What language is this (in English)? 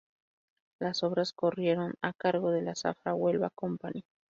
Spanish